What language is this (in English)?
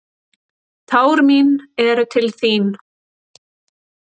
Icelandic